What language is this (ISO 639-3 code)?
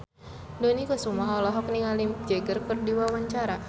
sun